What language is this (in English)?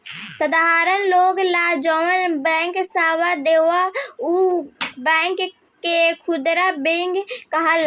Bhojpuri